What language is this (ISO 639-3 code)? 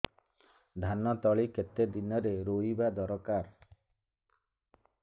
ori